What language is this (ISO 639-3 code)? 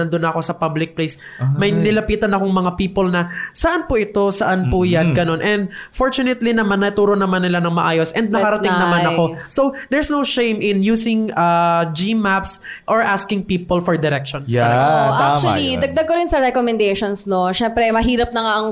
fil